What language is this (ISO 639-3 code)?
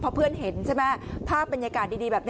tha